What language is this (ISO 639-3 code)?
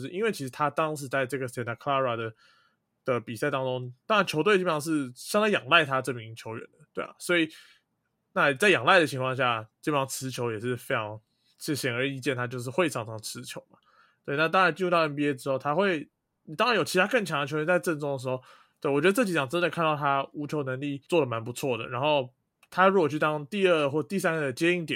zho